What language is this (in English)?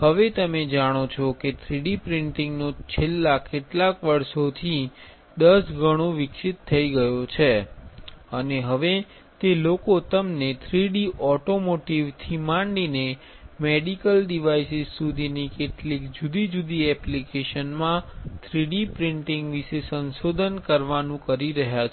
Gujarati